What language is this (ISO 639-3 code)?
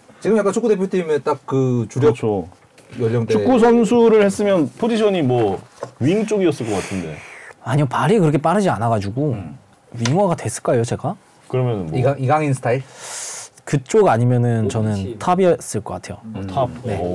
kor